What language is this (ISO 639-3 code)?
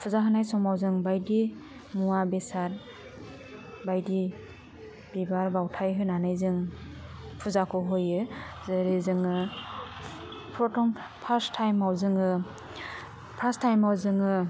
brx